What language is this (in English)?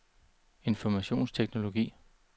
Danish